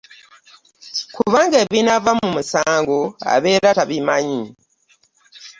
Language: Ganda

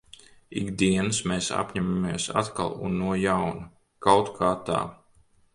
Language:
Latvian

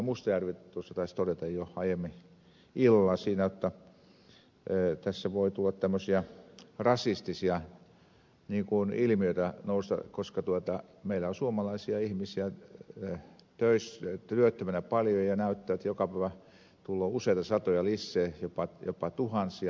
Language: Finnish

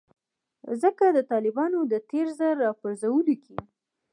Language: Pashto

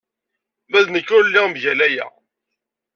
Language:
Kabyle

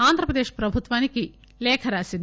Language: Telugu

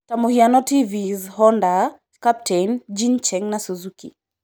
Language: Kikuyu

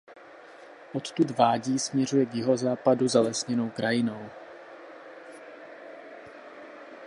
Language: Czech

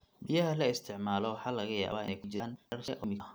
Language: Somali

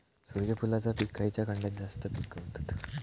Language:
Marathi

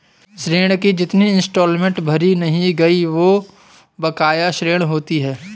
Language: Hindi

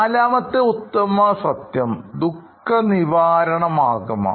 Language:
Malayalam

